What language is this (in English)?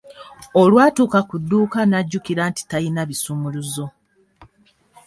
Ganda